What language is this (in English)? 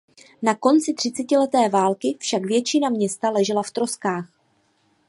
Czech